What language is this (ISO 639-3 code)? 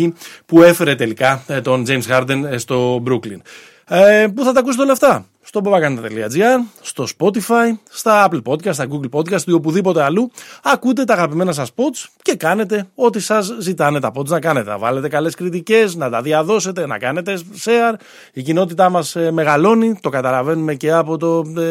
ell